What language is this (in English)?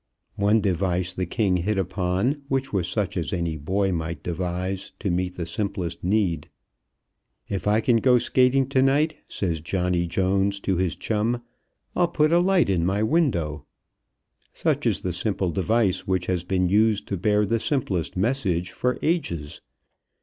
English